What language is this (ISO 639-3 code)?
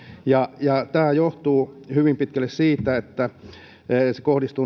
fin